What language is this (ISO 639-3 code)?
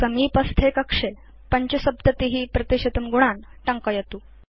san